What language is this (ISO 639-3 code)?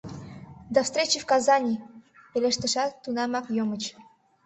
chm